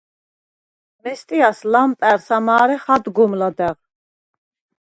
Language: Svan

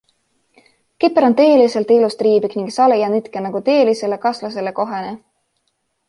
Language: Estonian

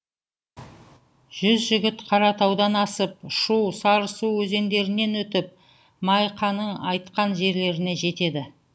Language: Kazakh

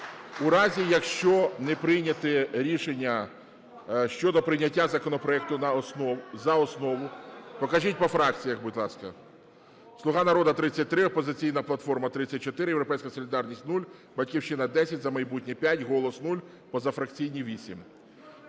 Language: Ukrainian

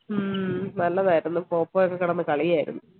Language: Malayalam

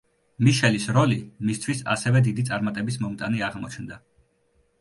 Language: Georgian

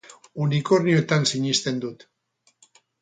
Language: Basque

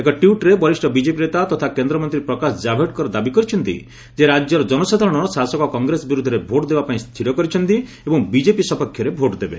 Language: Odia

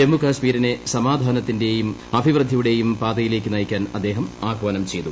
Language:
Malayalam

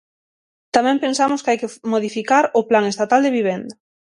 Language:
Galician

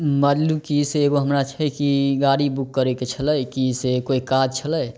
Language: Maithili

